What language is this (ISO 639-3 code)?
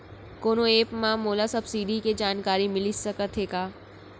hne